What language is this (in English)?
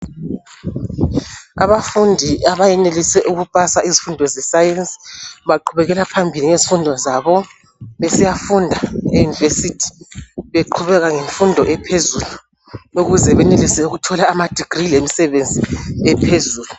North Ndebele